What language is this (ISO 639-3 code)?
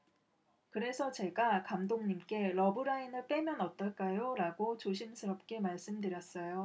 kor